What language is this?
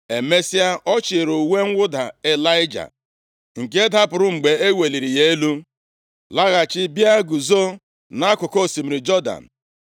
Igbo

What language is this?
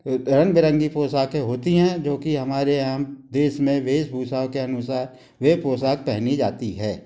Hindi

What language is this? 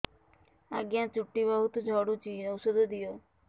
Odia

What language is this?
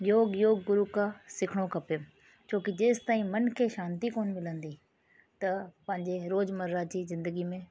Sindhi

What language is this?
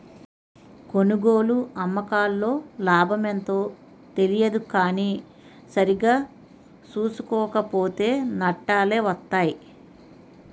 Telugu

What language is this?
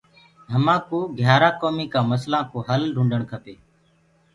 Gurgula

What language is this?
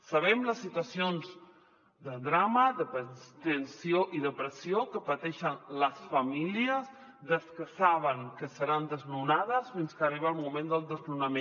Catalan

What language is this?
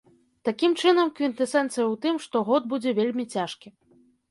Belarusian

